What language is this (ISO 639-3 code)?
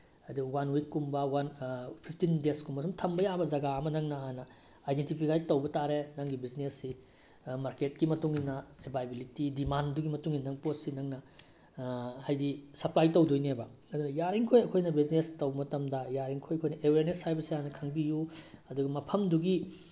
mni